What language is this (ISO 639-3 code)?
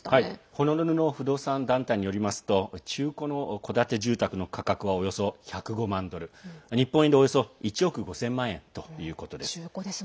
jpn